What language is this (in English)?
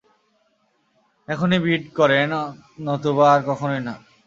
Bangla